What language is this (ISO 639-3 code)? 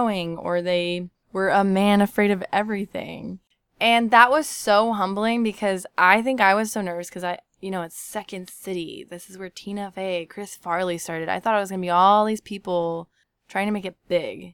eng